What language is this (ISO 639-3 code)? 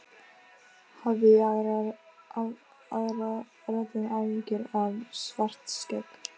isl